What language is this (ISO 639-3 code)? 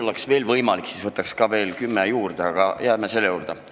est